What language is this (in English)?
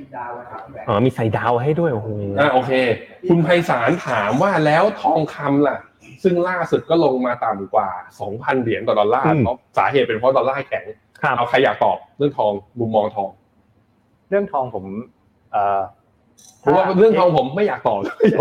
Thai